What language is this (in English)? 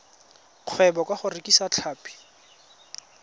Tswana